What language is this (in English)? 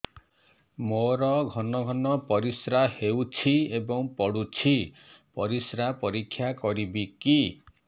Odia